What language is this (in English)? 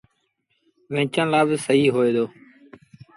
Sindhi Bhil